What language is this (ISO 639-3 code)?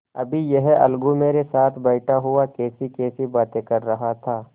hin